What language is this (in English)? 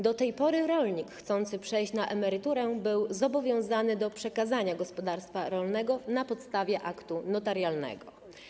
Polish